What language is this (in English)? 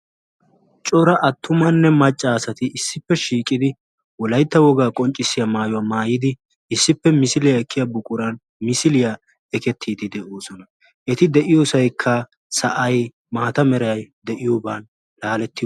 Wolaytta